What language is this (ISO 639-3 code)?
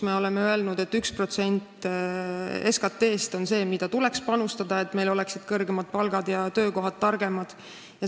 est